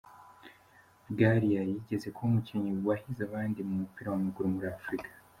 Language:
Kinyarwanda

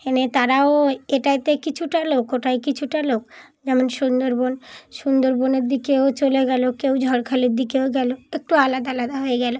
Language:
Bangla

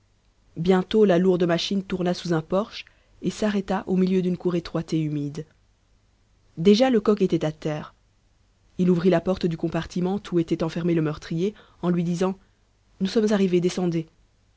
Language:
French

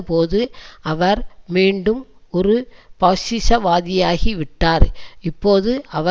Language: Tamil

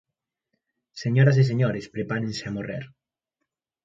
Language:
Galician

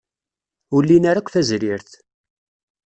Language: Kabyle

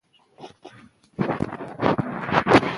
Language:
Pashto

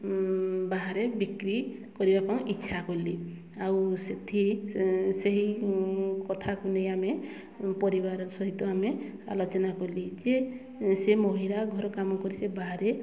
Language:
Odia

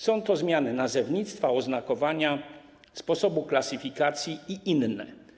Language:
Polish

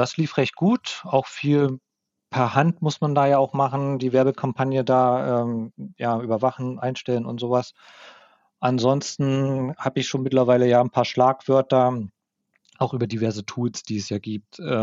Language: German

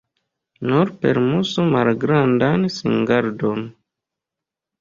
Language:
Esperanto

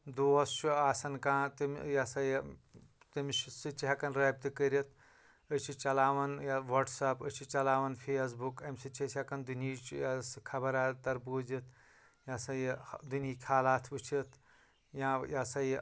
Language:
Kashmiri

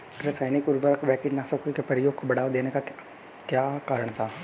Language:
Hindi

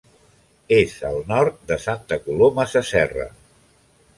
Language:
Catalan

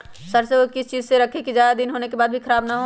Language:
Magahi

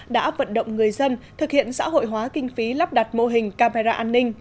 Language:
Vietnamese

